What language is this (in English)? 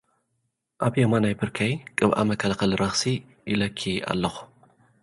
Tigrinya